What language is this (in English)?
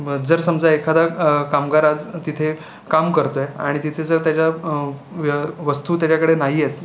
Marathi